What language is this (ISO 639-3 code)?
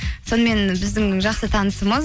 kaz